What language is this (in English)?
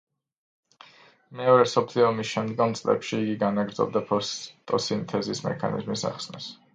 Georgian